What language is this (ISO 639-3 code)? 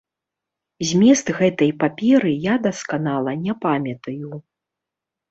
bel